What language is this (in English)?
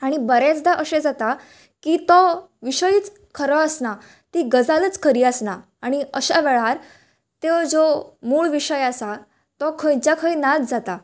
Konkani